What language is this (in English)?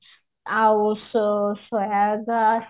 Odia